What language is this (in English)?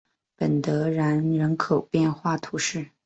Chinese